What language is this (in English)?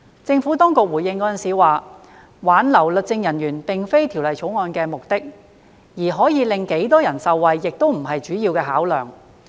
Cantonese